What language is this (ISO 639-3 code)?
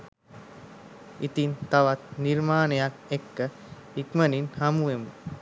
sin